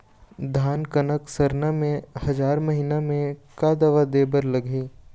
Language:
Chhattisgarhi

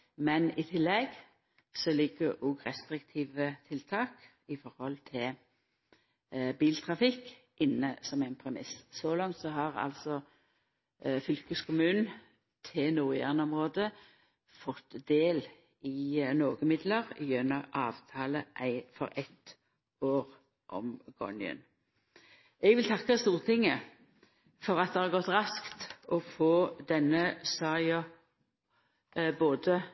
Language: Norwegian Nynorsk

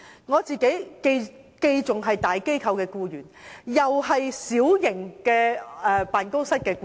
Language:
Cantonese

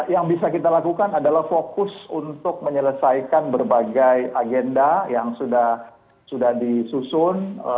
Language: Indonesian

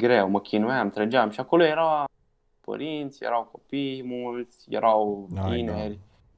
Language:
Romanian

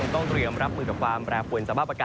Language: Thai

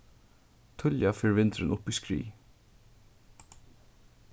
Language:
Faroese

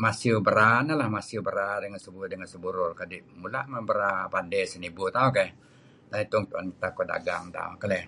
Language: Kelabit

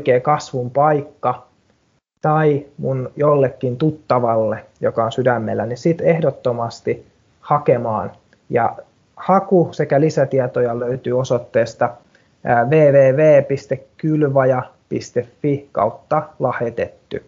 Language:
Finnish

